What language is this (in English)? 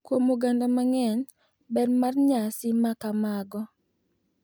Luo (Kenya and Tanzania)